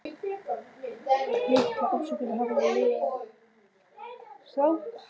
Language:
Icelandic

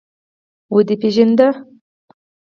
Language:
Pashto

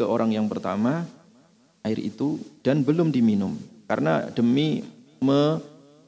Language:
Indonesian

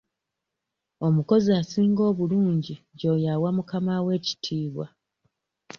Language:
Ganda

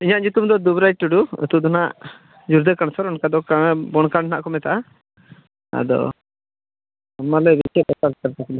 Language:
Santali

